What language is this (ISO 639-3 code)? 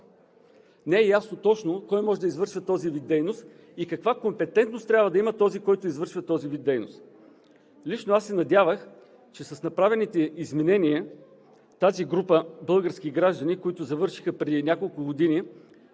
bul